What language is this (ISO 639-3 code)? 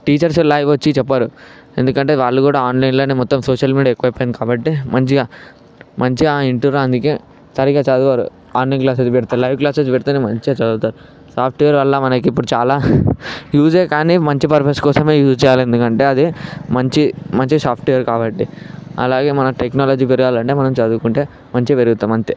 tel